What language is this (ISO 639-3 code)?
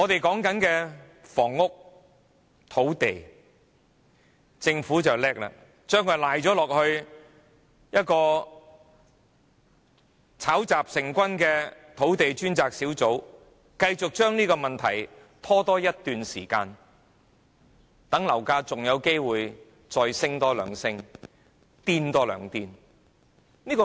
yue